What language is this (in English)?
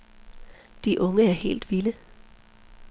Danish